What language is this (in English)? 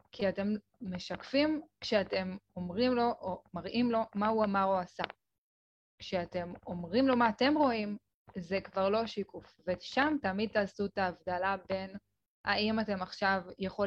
Hebrew